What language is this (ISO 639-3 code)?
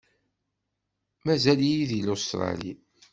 kab